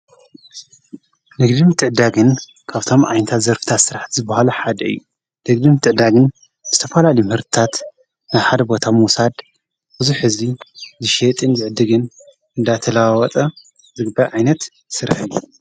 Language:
Tigrinya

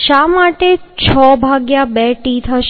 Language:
Gujarati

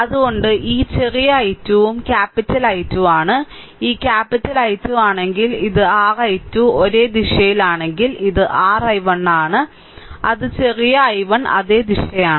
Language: Malayalam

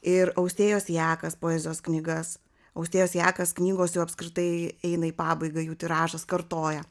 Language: Lithuanian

